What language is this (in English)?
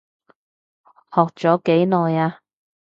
Cantonese